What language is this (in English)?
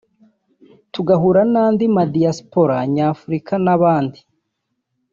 Kinyarwanda